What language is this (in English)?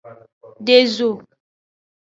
Aja (Benin)